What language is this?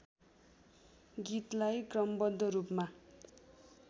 Nepali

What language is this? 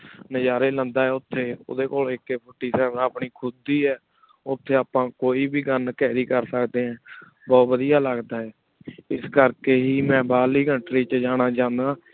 Punjabi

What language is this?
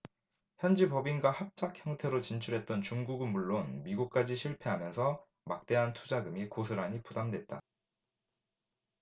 Korean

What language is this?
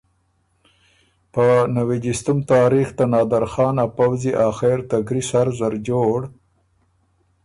Ormuri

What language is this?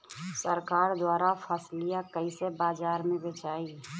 Bhojpuri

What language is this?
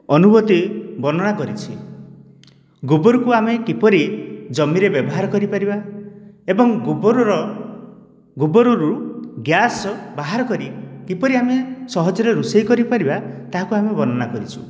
Odia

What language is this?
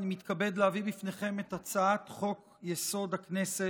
Hebrew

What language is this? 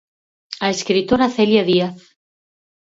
Galician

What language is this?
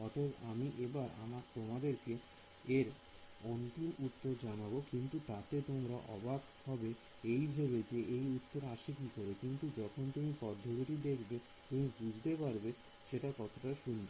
Bangla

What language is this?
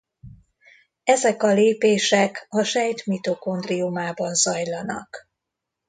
Hungarian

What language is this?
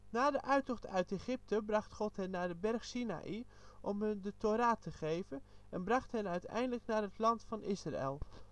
Dutch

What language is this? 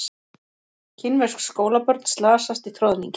Icelandic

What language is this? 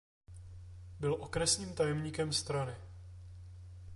Czech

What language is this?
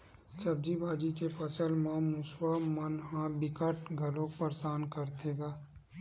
Chhattisgarhi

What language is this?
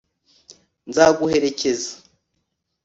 Kinyarwanda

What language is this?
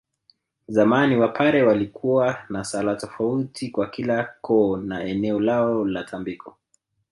Swahili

